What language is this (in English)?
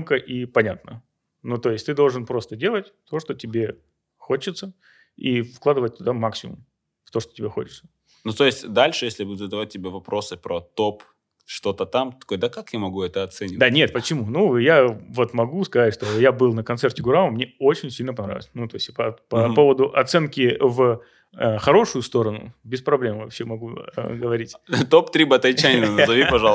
Russian